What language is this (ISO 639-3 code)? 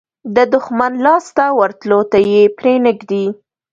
pus